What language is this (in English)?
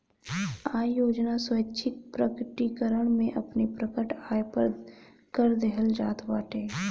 Bhojpuri